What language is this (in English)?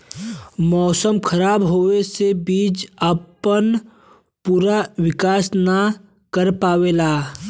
Bhojpuri